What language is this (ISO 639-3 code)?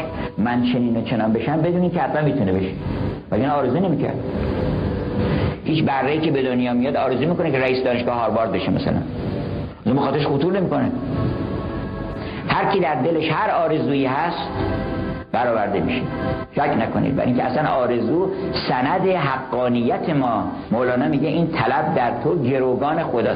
fas